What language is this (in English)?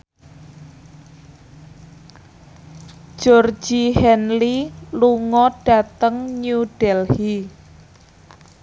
Javanese